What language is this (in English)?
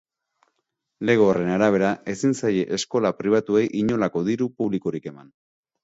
Basque